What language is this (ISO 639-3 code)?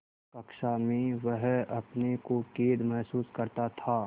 hin